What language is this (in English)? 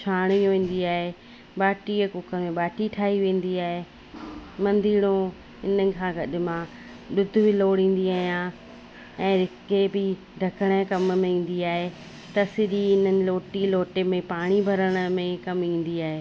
Sindhi